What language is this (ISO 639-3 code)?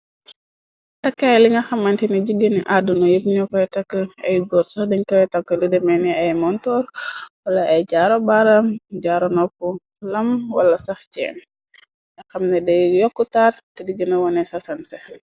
wol